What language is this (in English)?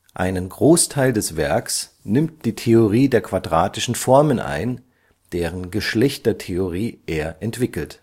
German